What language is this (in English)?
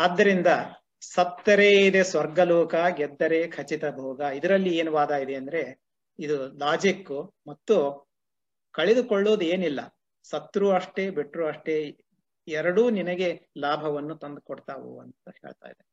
Kannada